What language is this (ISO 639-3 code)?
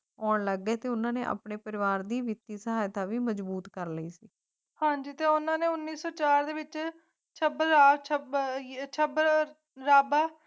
pan